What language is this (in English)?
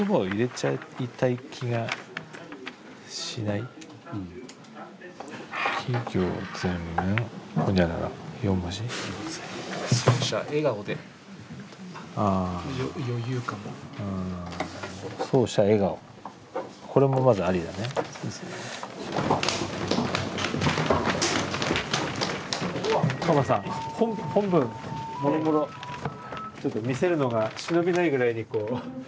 Japanese